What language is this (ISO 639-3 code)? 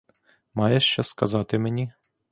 ukr